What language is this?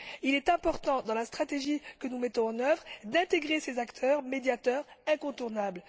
French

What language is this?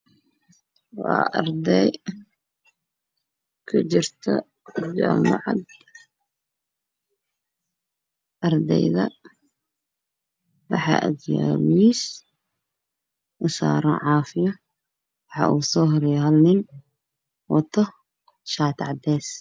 Somali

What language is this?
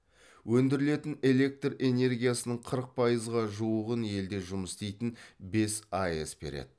Kazakh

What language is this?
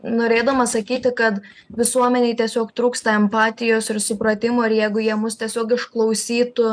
Lithuanian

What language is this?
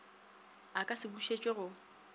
Northern Sotho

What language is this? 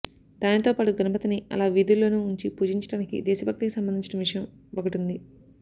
Telugu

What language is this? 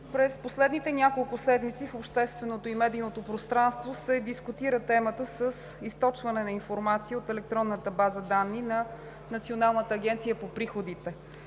Bulgarian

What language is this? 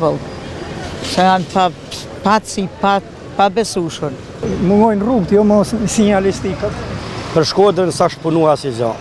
Romanian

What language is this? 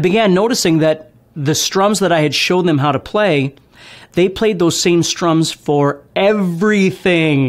English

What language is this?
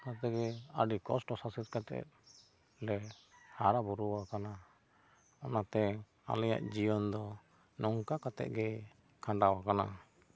Santali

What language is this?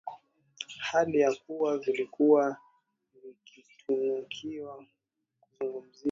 Swahili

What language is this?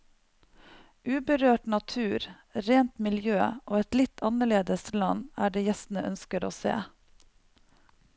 Norwegian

